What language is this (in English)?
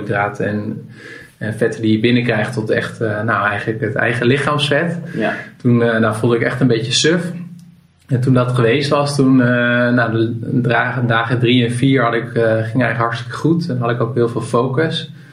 Dutch